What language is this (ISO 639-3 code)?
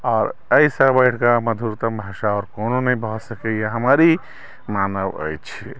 mai